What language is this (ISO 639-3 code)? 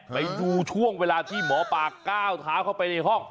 tha